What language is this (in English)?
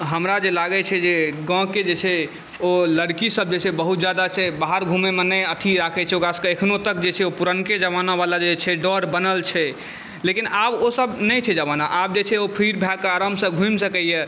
Maithili